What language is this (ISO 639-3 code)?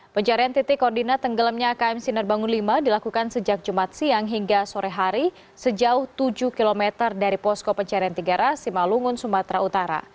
ind